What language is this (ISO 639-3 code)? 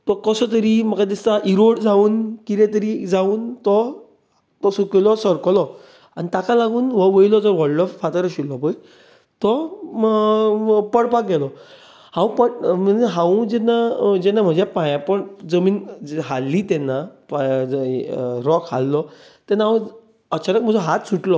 kok